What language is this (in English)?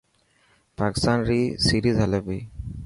Dhatki